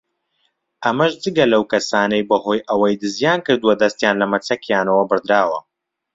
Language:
Central Kurdish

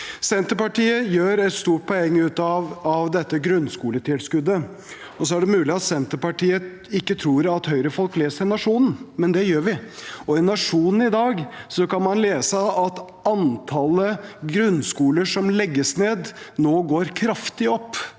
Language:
Norwegian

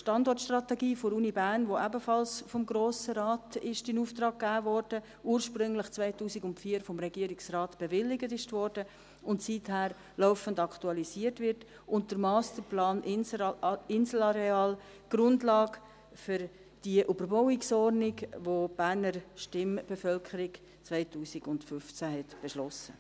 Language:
Swiss German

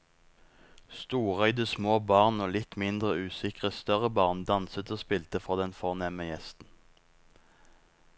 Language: Norwegian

